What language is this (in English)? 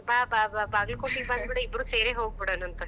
Kannada